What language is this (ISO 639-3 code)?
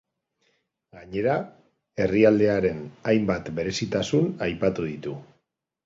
eus